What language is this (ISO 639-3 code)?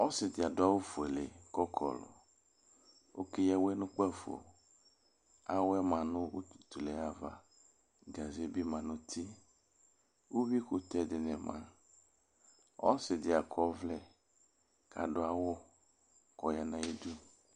kpo